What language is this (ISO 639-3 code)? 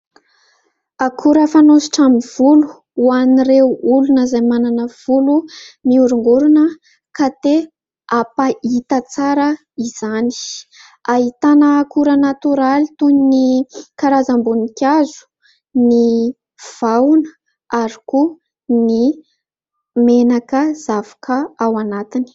mlg